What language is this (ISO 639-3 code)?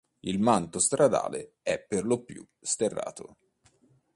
ita